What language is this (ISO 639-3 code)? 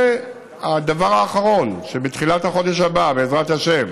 heb